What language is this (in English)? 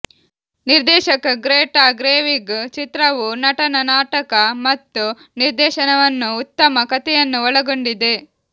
Kannada